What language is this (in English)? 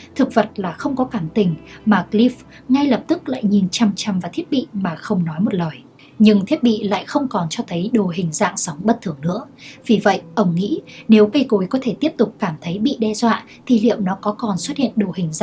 Vietnamese